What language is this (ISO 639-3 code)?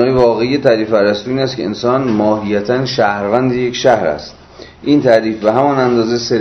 fas